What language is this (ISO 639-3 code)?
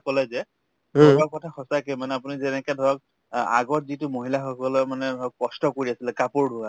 asm